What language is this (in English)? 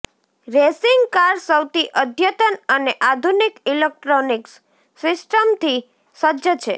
Gujarati